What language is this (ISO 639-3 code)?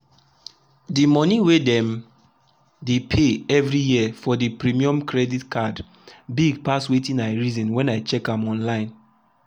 pcm